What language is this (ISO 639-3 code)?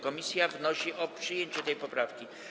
pol